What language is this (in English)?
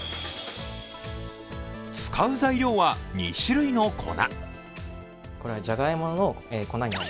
Japanese